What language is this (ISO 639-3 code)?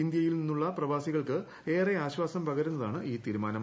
mal